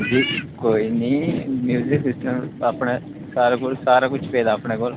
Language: Dogri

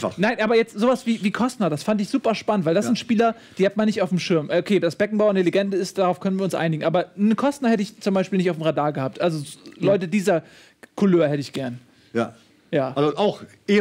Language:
German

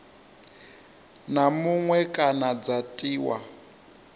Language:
Venda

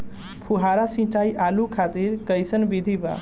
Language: Bhojpuri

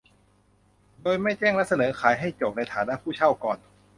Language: Thai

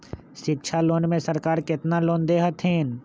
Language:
Magahi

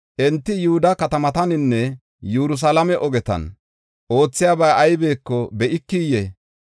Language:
Gofa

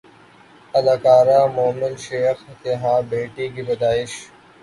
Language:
Urdu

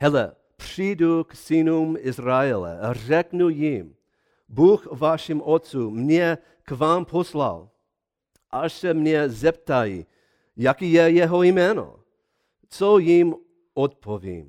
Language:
Czech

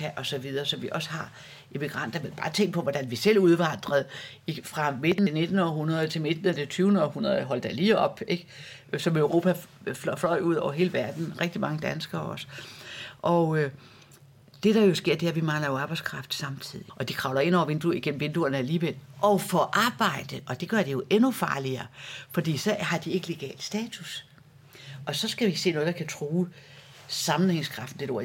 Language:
Danish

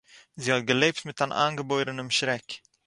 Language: Yiddish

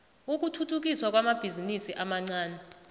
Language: South Ndebele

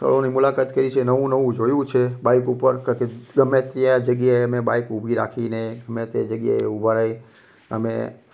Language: Gujarati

